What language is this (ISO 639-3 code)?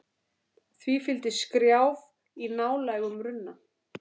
isl